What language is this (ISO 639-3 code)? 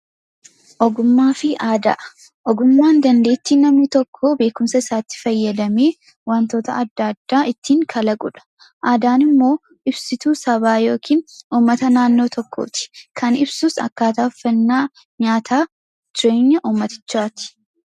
orm